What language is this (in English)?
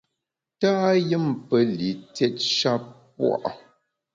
Bamun